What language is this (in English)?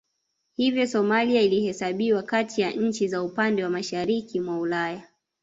Swahili